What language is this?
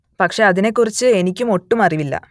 Malayalam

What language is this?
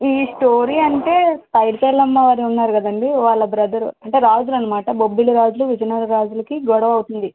Telugu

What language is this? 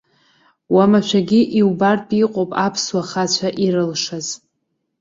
Abkhazian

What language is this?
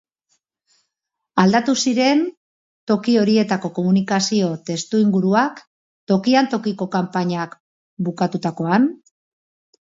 Basque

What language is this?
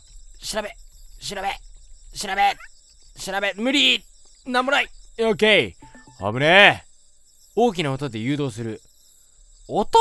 Japanese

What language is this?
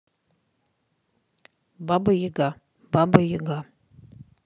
Russian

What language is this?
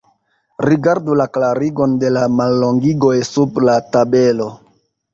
Esperanto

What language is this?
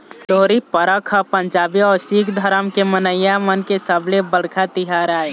Chhattisgarhi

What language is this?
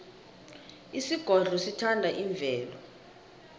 South Ndebele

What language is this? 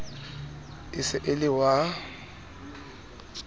Southern Sotho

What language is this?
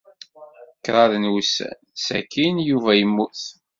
Kabyle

